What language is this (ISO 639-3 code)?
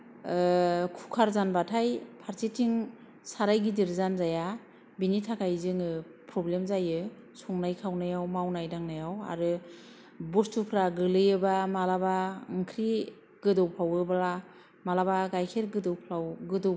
brx